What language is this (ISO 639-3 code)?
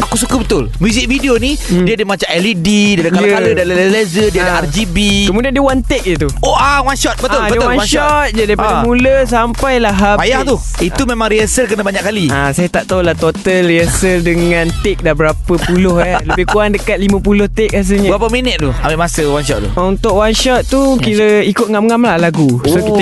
msa